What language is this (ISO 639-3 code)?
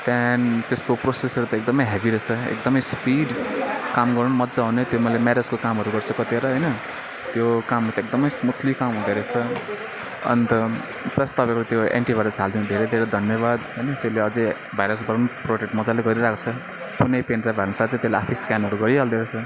nep